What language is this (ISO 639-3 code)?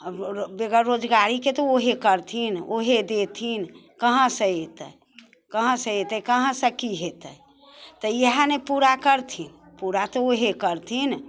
mai